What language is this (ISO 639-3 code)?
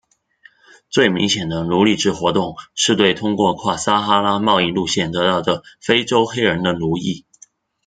zho